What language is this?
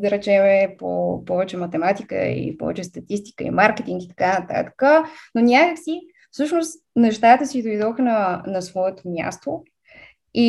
Bulgarian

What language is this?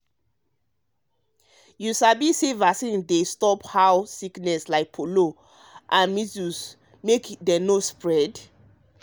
Nigerian Pidgin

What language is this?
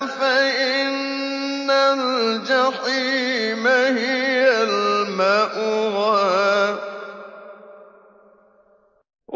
Arabic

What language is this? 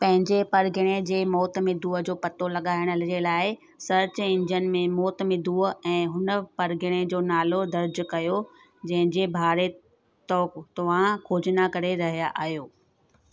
Sindhi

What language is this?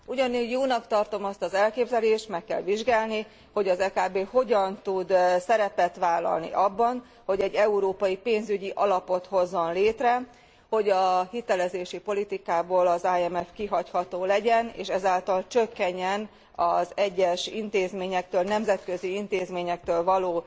Hungarian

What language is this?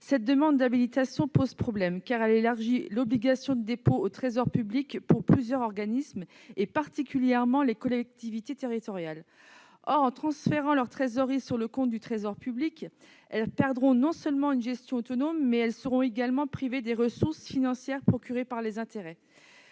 French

